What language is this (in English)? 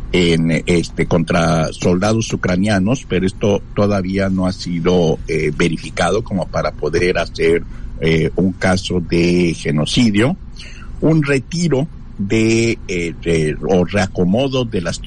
Spanish